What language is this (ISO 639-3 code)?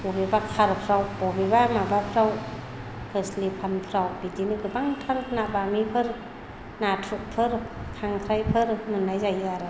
brx